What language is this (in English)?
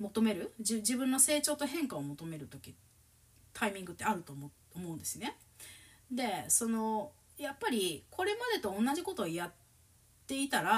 Japanese